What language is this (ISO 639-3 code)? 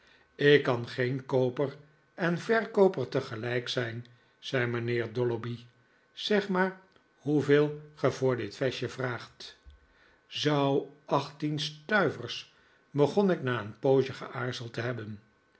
nld